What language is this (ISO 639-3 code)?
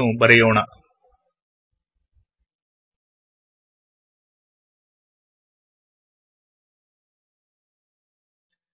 kan